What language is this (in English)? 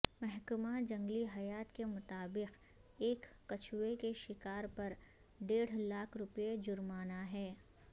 Urdu